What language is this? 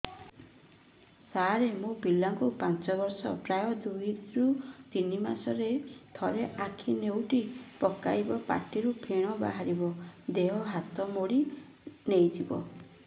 Odia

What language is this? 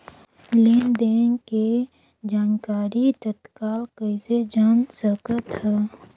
Chhattisgarhi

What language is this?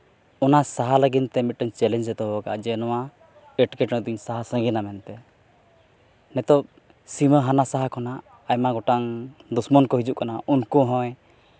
Santali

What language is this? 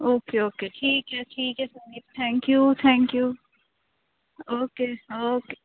Punjabi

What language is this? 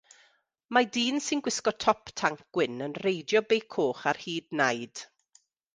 Welsh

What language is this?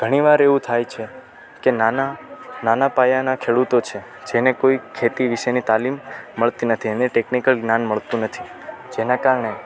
Gujarati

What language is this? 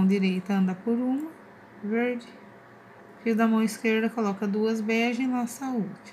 Portuguese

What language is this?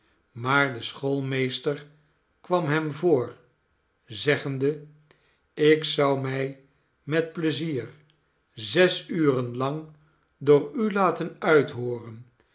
Dutch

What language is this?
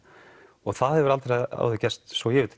Icelandic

